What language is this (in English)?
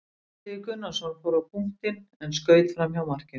Icelandic